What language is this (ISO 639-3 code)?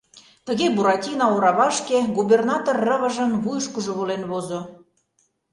chm